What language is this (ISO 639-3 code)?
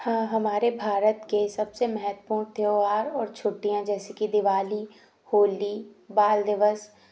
hin